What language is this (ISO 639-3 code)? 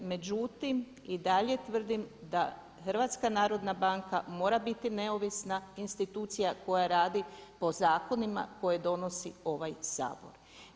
hrv